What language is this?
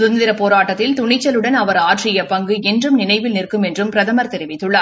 Tamil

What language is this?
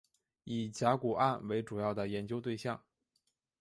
Chinese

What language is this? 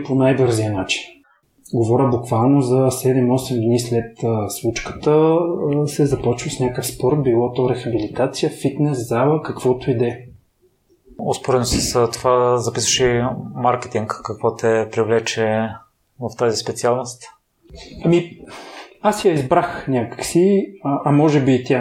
Bulgarian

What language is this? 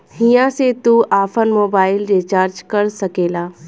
Bhojpuri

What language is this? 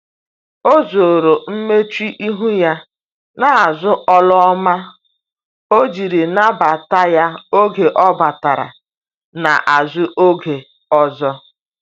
Igbo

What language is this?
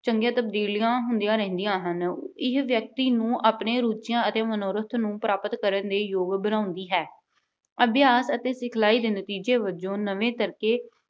Punjabi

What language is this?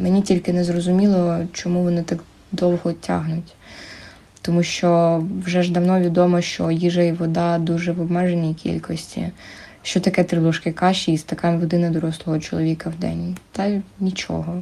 Ukrainian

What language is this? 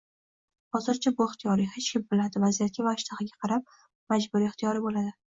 Uzbek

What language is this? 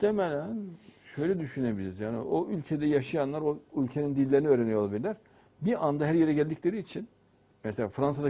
Turkish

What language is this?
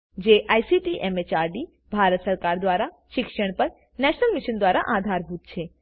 Gujarati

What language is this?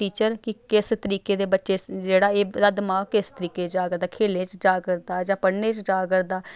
Dogri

